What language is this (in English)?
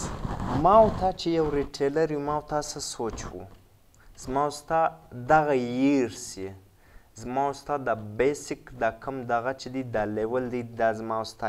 Romanian